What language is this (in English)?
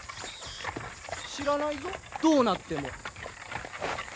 Japanese